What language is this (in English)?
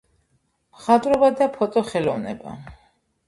Georgian